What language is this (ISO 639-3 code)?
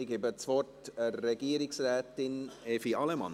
gsw